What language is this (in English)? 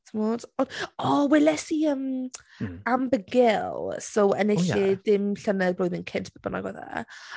Welsh